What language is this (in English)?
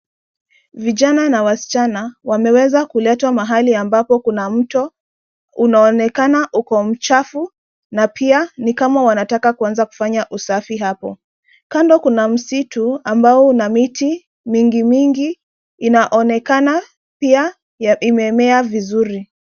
Swahili